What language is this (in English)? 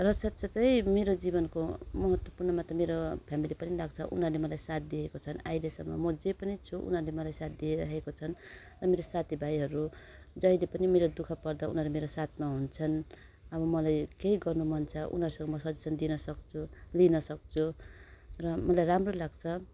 Nepali